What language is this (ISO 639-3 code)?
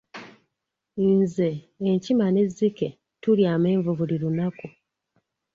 lug